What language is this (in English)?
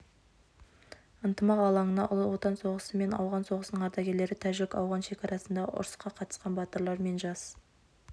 Kazakh